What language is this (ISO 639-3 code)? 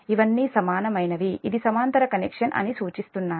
tel